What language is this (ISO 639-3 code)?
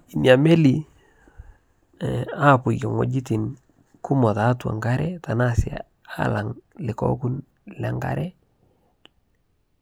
mas